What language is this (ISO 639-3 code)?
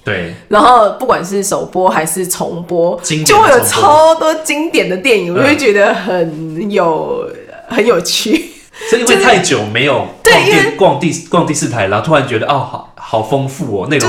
zho